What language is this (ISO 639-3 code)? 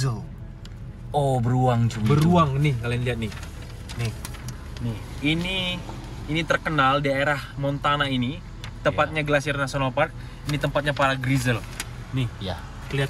ind